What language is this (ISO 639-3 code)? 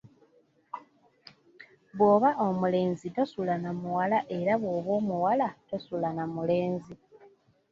lug